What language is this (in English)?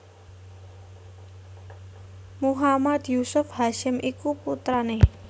Javanese